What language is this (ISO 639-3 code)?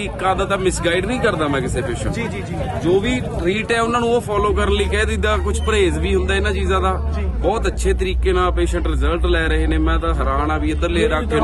pan